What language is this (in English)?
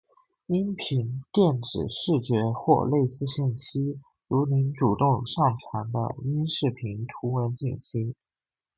Chinese